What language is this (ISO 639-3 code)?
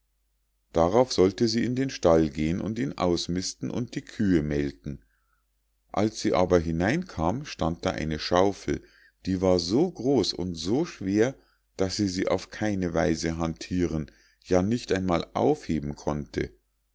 deu